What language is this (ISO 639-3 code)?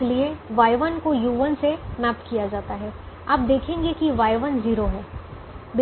hin